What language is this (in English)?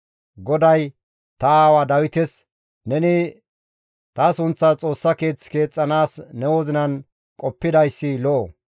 Gamo